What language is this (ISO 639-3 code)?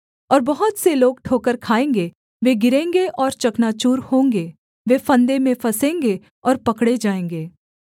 hin